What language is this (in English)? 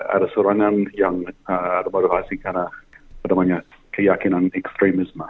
Indonesian